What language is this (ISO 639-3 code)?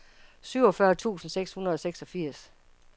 dan